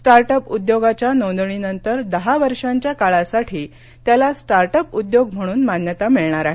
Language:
Marathi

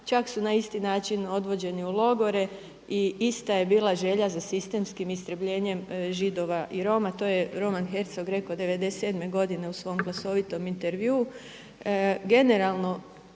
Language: Croatian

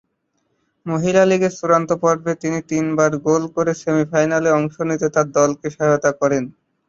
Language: Bangla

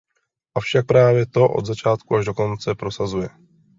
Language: Czech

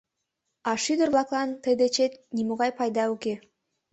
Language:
Mari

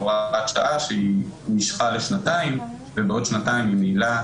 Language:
Hebrew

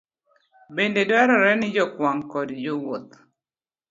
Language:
Luo (Kenya and Tanzania)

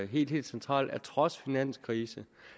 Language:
Danish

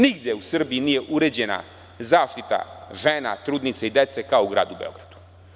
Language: Serbian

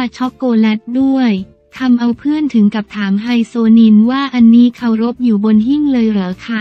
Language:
Thai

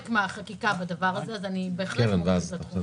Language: Hebrew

